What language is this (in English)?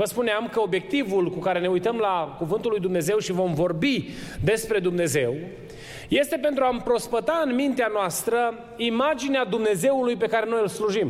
Romanian